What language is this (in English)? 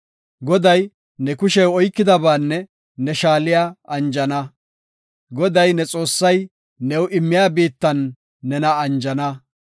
Gofa